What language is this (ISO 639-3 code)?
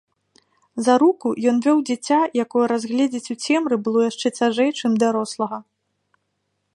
bel